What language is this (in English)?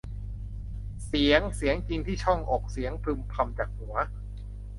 Thai